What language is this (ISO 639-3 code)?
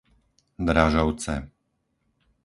slk